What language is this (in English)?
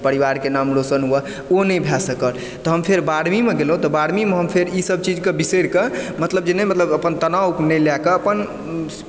Maithili